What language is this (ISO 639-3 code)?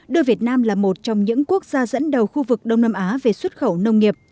vie